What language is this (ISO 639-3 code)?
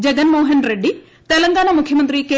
mal